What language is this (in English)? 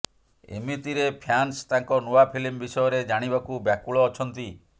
Odia